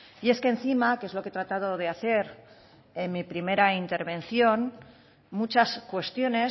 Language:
Spanish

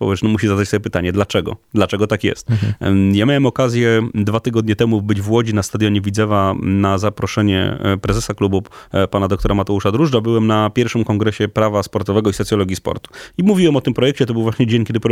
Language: Polish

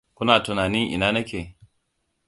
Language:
Hausa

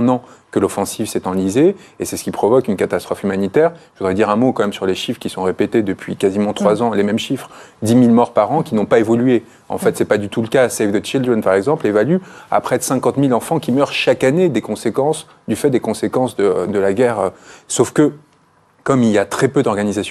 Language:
French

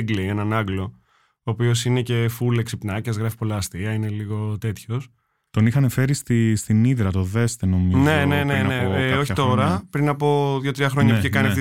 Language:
Greek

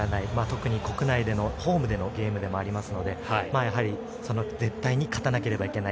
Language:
Japanese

